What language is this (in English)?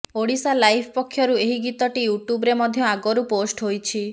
Odia